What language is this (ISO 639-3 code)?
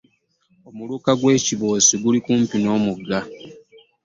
lug